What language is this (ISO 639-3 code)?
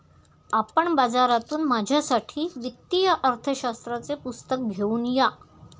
mar